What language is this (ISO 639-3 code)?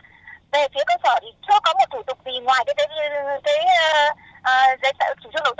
vie